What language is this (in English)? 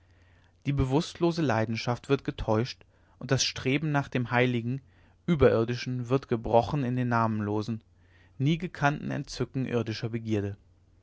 German